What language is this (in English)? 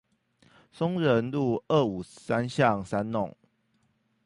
Chinese